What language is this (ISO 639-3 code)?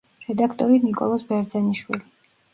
kat